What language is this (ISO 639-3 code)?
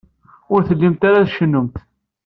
kab